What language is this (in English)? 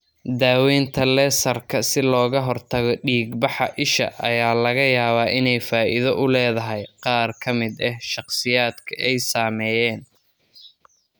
Somali